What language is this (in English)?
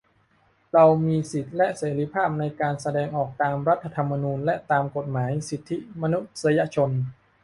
Thai